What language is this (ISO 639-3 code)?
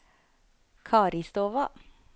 nor